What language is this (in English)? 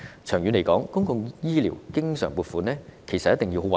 Cantonese